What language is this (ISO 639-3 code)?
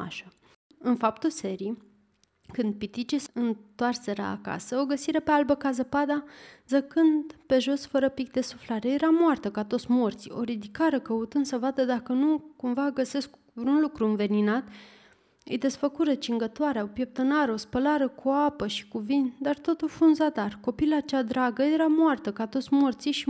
ron